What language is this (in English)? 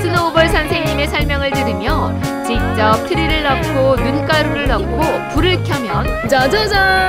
Korean